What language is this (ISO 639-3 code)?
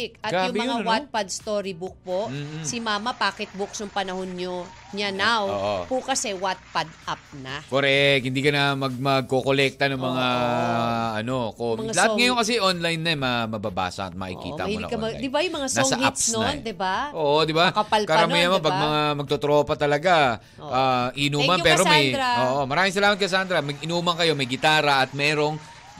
fil